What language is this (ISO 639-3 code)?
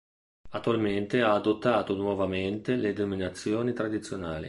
ita